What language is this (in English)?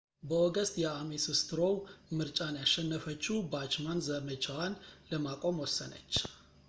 Amharic